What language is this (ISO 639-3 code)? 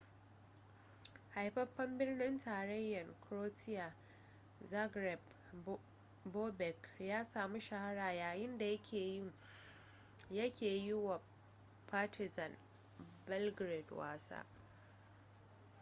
hau